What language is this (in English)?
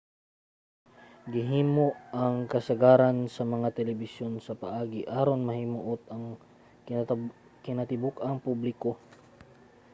Cebuano